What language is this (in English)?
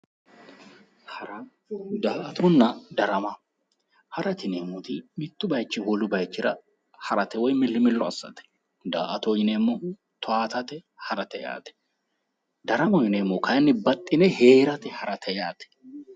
Sidamo